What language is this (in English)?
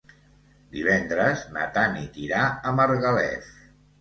Catalan